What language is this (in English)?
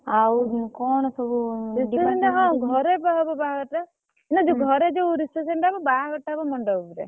Odia